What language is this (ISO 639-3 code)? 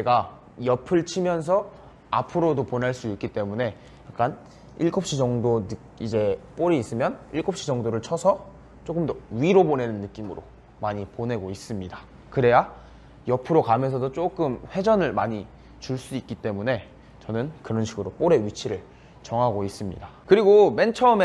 kor